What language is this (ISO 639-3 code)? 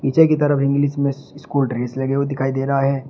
hin